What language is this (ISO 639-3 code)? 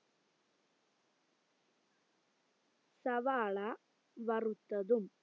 mal